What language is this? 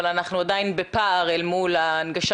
Hebrew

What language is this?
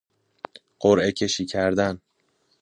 Persian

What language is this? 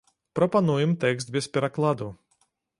Belarusian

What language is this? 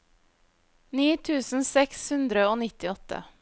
Norwegian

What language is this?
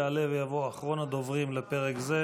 Hebrew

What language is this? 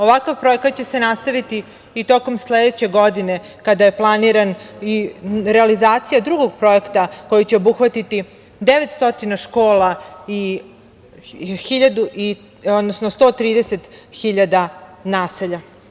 Serbian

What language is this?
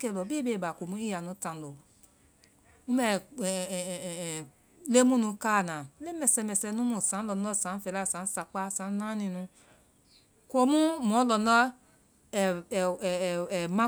Vai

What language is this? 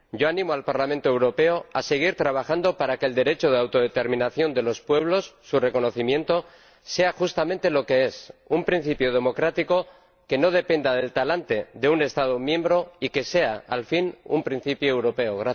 Spanish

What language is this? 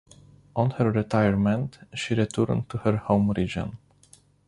English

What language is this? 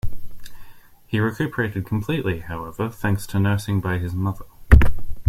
English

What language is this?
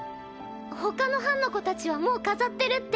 Japanese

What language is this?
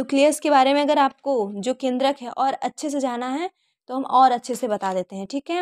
Hindi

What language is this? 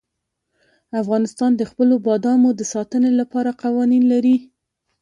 Pashto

